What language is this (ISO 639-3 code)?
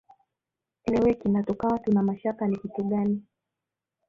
swa